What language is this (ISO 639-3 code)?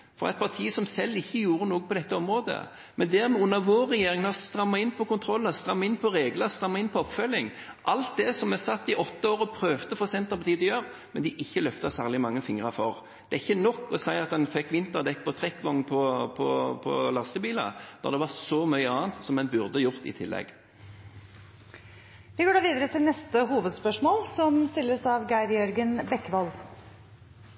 nor